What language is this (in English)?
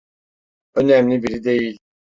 Turkish